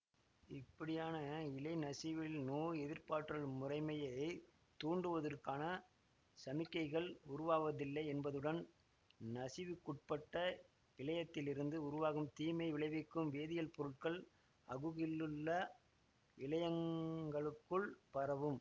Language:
Tamil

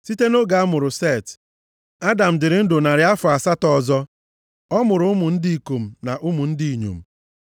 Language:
Igbo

